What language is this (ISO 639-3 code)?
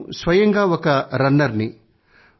tel